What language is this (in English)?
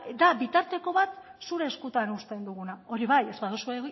Basque